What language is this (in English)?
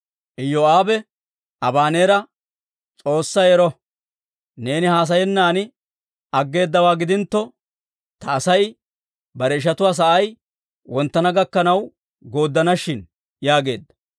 Dawro